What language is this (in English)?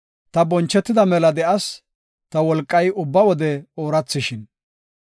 Gofa